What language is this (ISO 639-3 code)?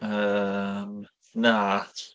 cym